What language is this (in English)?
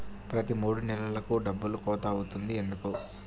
Telugu